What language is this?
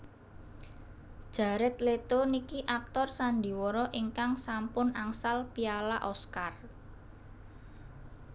Javanese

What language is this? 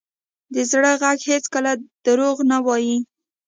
Pashto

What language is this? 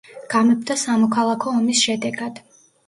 Georgian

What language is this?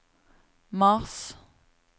Norwegian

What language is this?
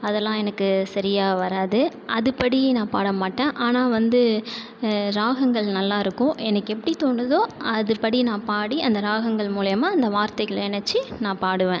Tamil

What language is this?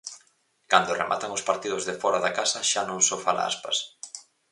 Galician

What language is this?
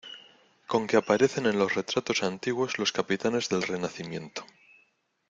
Spanish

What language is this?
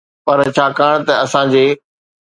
Sindhi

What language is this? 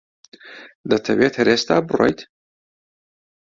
Central Kurdish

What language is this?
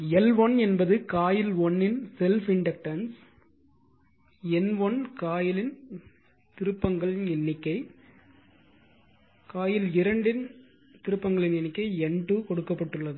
Tamil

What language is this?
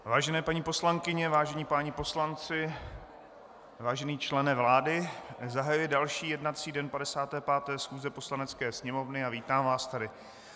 Czech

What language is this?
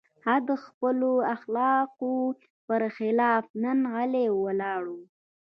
Pashto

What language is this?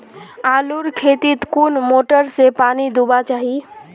Magahi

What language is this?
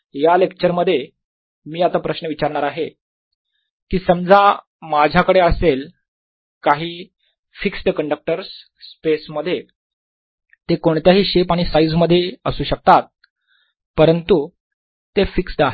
Marathi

